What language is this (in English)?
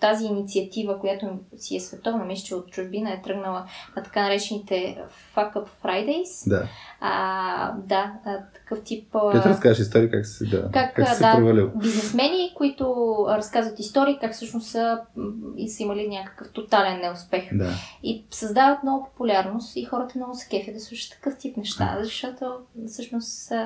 Bulgarian